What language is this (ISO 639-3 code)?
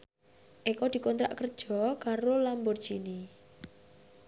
jav